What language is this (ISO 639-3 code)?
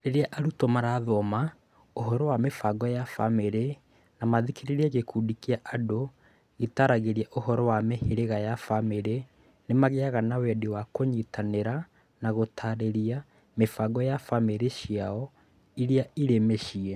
kik